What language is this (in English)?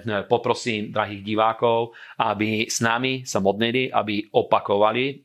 Slovak